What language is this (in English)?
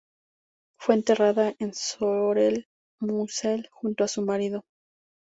Spanish